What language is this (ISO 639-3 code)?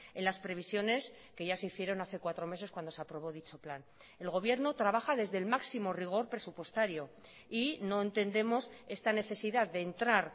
spa